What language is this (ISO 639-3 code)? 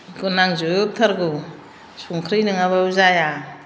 brx